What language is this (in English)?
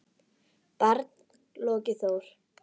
Icelandic